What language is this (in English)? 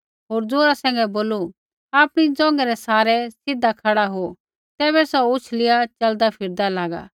Kullu Pahari